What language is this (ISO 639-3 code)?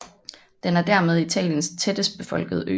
dan